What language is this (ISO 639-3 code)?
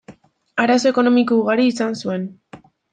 eus